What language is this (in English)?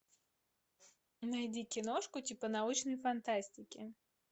Russian